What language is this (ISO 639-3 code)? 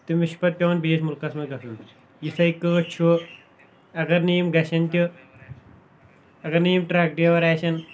kas